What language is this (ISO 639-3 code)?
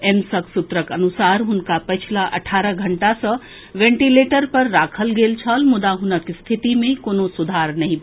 mai